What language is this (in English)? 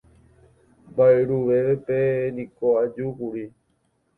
Guarani